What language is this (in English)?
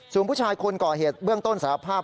Thai